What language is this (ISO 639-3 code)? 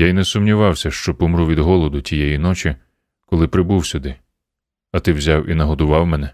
ukr